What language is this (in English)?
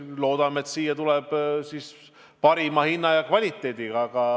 Estonian